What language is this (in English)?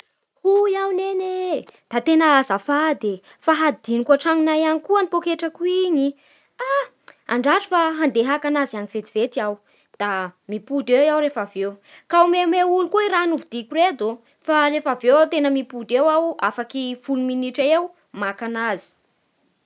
Bara Malagasy